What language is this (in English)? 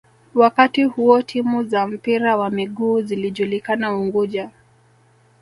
Swahili